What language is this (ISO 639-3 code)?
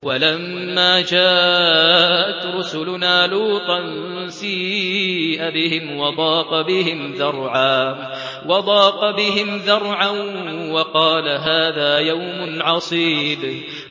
ara